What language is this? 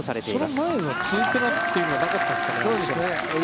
Japanese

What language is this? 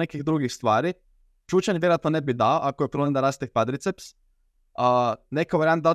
Croatian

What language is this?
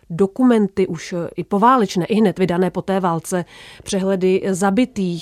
Czech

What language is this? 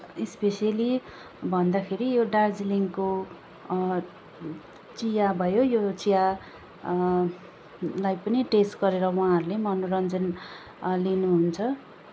Nepali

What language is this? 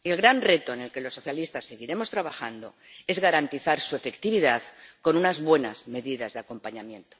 Spanish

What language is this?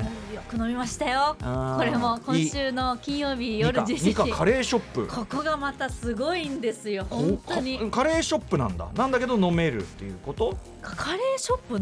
Japanese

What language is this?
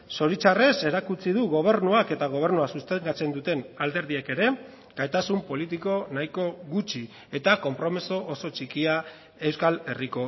Basque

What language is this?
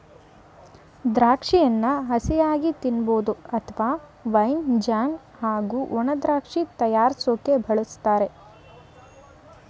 Kannada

